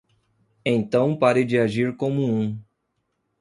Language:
Portuguese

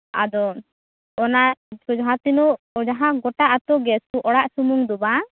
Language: Santali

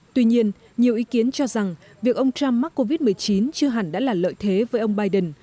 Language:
Vietnamese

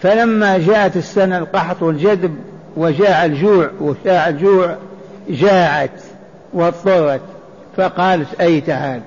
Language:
Arabic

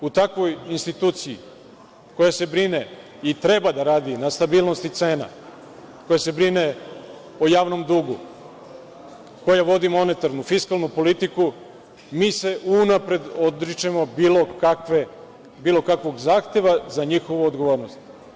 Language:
Serbian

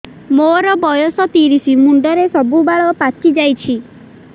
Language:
Odia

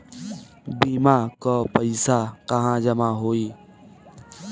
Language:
Bhojpuri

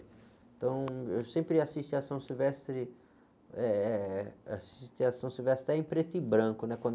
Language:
Portuguese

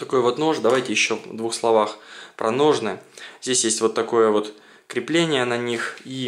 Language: Russian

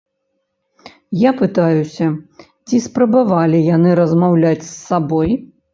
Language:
Belarusian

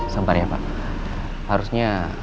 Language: Indonesian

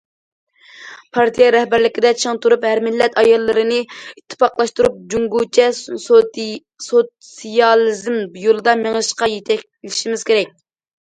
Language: Uyghur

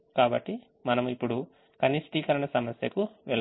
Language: Telugu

